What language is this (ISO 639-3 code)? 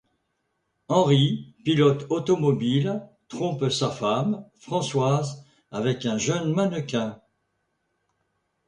fra